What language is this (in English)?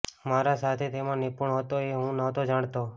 Gujarati